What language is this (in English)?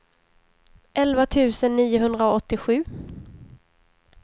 Swedish